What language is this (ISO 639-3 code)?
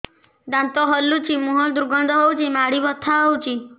ori